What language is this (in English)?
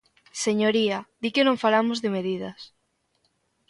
Galician